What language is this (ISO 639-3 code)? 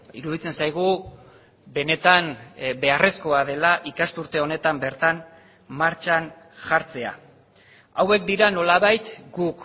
eus